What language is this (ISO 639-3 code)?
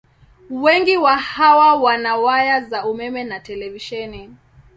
swa